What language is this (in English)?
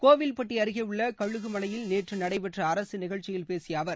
Tamil